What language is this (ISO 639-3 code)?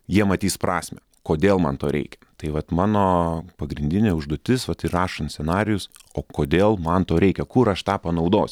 lit